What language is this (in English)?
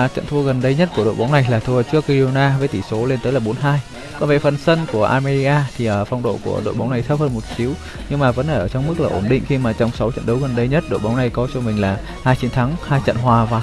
Vietnamese